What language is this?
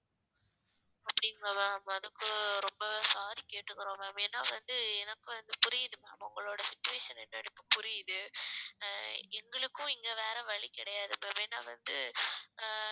Tamil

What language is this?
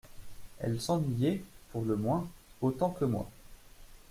French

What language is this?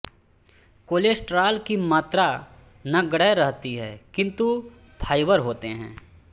Hindi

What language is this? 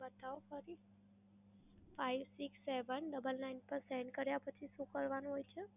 Gujarati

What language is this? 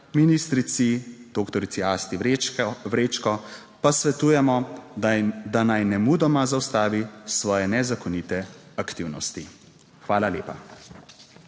Slovenian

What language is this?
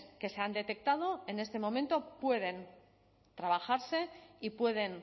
Spanish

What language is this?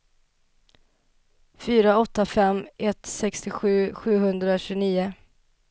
Swedish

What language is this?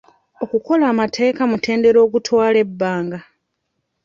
Ganda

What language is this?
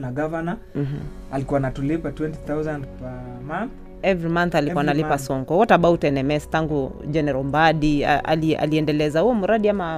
Swahili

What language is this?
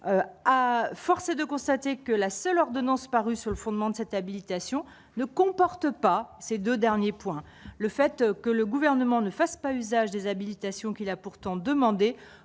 French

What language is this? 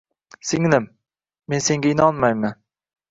Uzbek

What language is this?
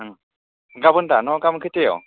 Bodo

